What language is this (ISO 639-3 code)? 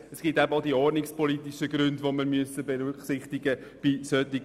gsw